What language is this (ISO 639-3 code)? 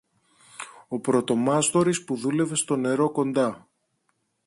ell